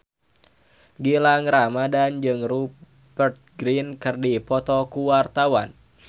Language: Sundanese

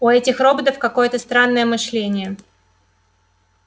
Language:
Russian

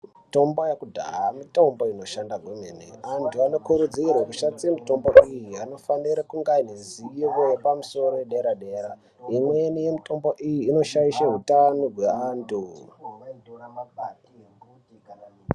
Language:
Ndau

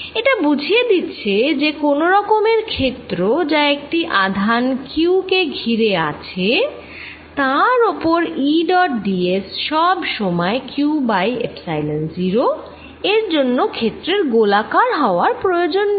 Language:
Bangla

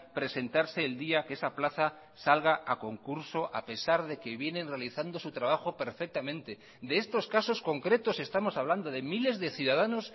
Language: Spanish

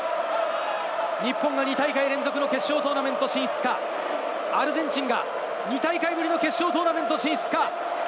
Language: Japanese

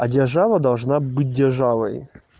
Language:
Russian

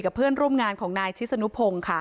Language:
Thai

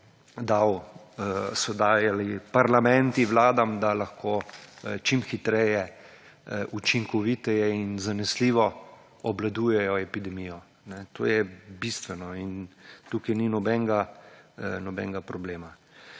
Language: Slovenian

